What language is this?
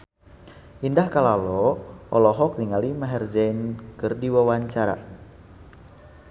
Sundanese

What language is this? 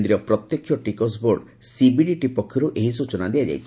Odia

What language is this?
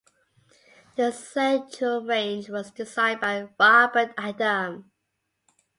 English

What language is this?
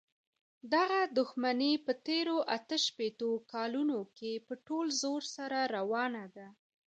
Pashto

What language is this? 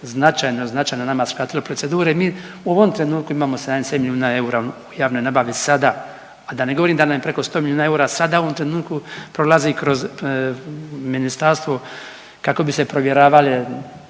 Croatian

